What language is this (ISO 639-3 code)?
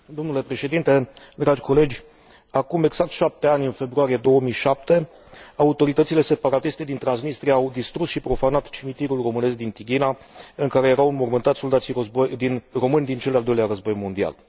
ron